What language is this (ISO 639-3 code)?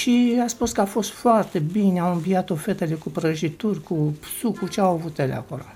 ron